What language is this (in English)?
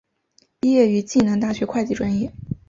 Chinese